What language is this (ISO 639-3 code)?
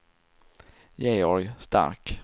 swe